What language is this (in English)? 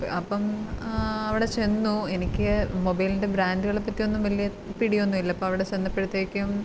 Malayalam